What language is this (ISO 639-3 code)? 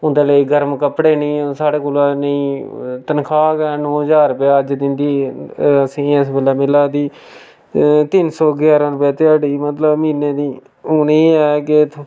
doi